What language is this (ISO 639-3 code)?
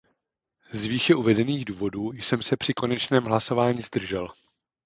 ces